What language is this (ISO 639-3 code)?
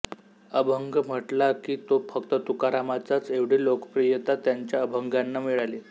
mar